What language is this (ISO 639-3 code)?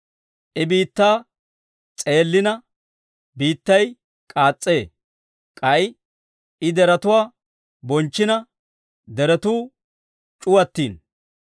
dwr